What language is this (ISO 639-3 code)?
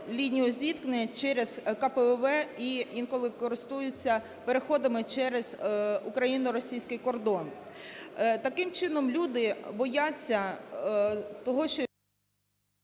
ukr